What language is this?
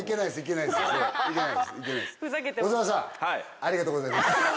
Japanese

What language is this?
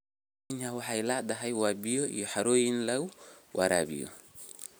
Somali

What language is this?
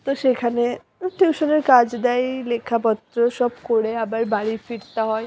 Bangla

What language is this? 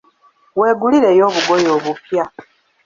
Ganda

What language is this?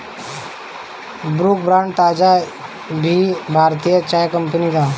Bhojpuri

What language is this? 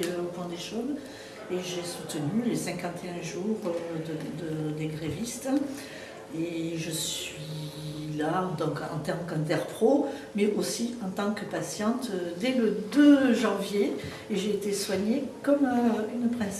French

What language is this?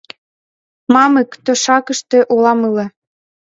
Mari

